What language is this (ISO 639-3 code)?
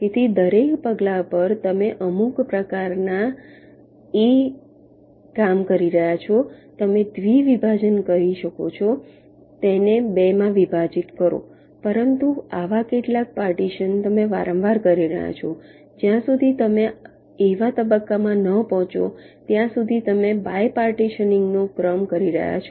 guj